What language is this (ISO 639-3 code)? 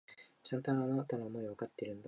jpn